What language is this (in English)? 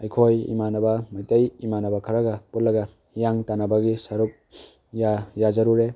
Manipuri